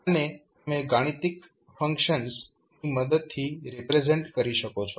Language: Gujarati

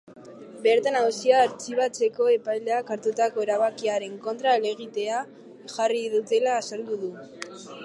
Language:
Basque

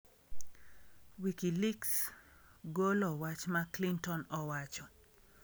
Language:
Luo (Kenya and Tanzania)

